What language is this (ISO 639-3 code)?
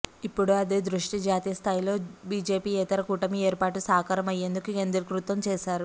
tel